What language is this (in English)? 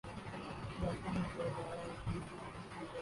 Urdu